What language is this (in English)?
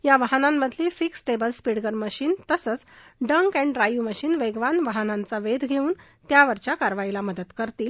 Marathi